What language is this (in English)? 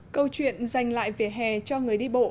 Vietnamese